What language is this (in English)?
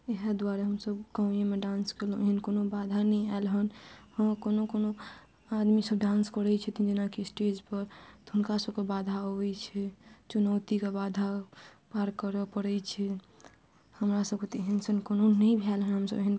Maithili